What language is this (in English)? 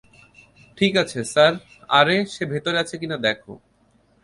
Bangla